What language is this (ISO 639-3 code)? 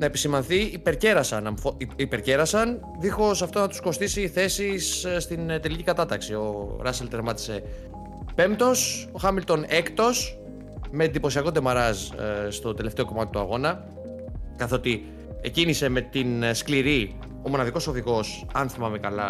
ell